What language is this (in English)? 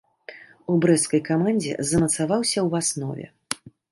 Belarusian